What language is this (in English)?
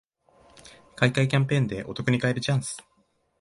Japanese